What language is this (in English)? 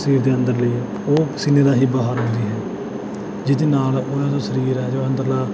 Punjabi